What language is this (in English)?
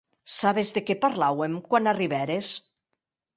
Occitan